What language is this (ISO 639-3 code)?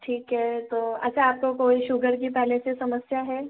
hin